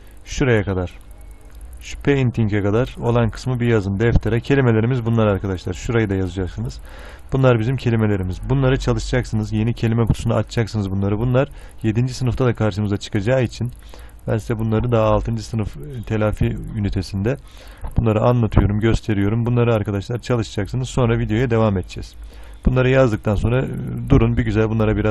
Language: Turkish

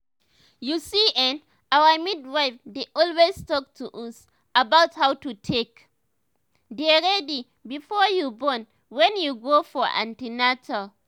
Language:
Nigerian Pidgin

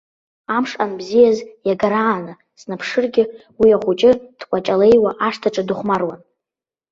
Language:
Abkhazian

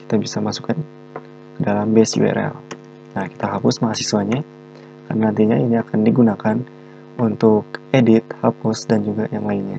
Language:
Indonesian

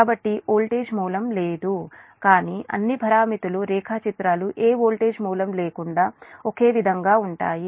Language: Telugu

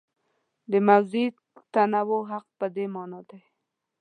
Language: Pashto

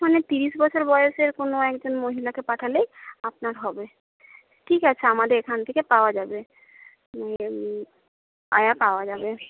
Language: Bangla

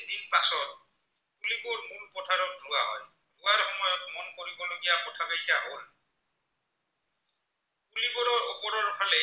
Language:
Assamese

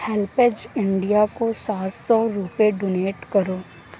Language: Urdu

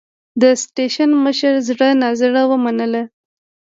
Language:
Pashto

